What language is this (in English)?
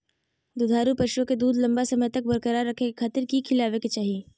Magahi